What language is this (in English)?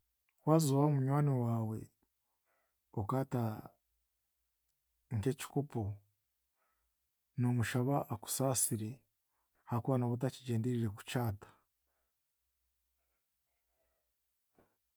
Chiga